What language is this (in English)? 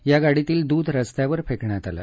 Marathi